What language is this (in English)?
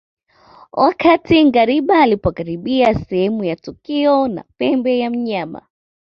Swahili